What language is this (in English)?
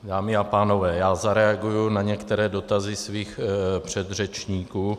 Czech